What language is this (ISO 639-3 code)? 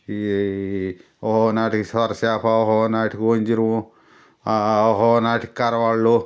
tel